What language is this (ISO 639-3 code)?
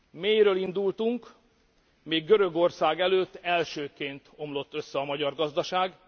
hun